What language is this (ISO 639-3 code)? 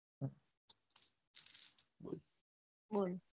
guj